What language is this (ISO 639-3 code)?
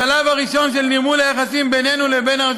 heb